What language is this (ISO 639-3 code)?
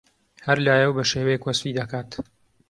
ckb